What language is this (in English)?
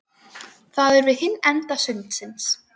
Icelandic